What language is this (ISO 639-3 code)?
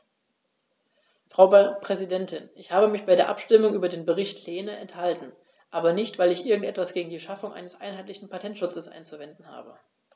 deu